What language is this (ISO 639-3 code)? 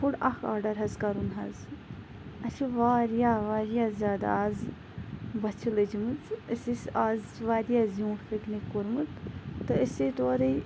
kas